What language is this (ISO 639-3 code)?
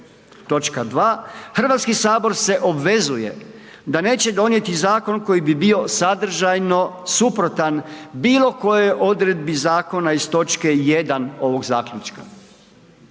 hrv